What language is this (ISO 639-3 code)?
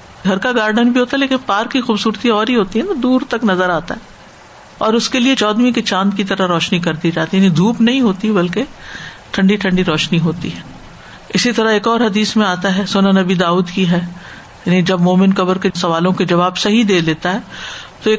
urd